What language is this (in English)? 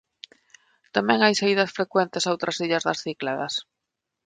Galician